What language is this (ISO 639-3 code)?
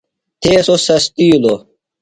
phl